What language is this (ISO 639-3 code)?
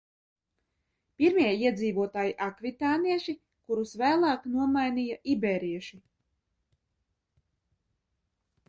lav